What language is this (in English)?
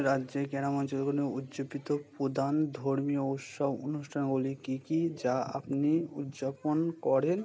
Bangla